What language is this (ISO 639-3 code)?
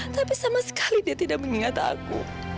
ind